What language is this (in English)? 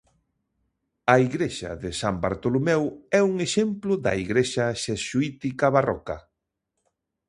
Galician